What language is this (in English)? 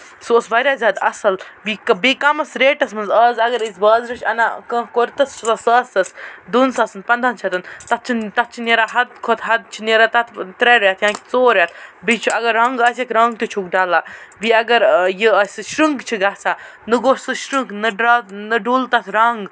Kashmiri